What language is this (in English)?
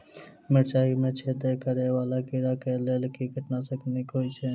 Maithili